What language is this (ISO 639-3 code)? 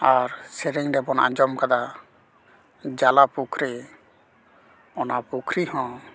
sat